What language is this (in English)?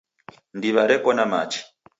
Taita